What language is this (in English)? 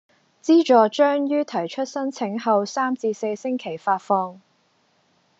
Cantonese